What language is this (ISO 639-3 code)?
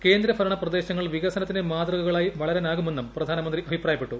mal